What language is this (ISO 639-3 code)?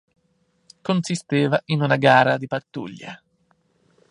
ita